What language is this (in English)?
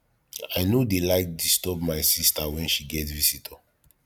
Nigerian Pidgin